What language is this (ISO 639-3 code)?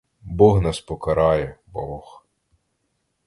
ukr